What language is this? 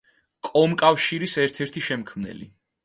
Georgian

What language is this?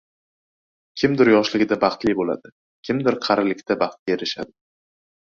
Uzbek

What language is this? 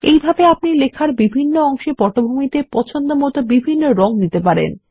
Bangla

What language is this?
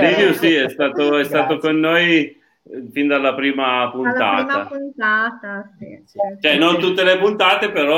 Italian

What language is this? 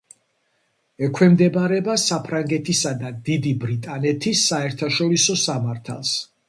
Georgian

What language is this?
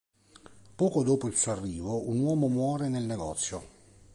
Italian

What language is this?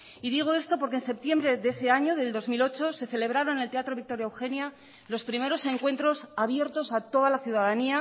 Spanish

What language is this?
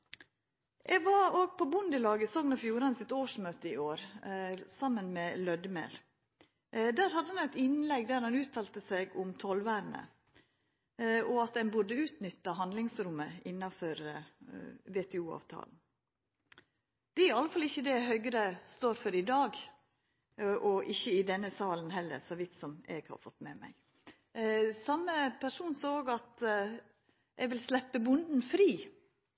Norwegian Nynorsk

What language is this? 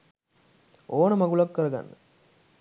Sinhala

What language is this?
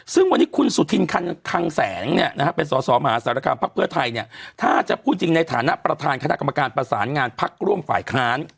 Thai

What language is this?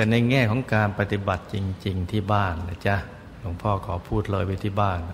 Thai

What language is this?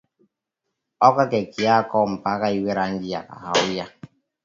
Swahili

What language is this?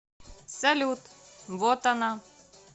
Russian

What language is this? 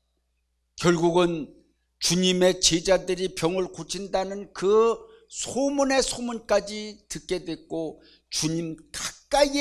Korean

